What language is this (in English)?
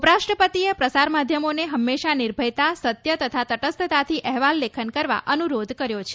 Gujarati